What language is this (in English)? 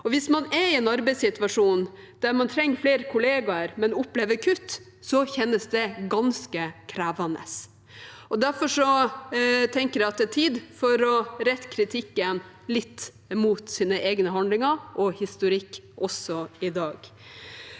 Norwegian